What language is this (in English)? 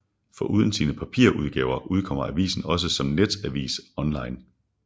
Danish